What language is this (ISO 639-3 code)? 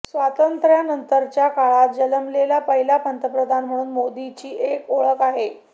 mar